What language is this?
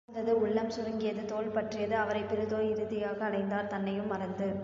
Tamil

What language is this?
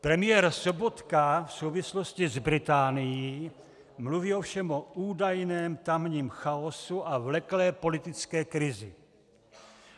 Czech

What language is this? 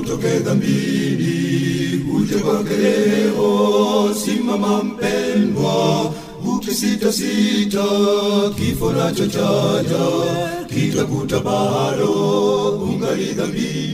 Swahili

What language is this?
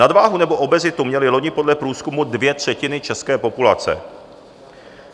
Czech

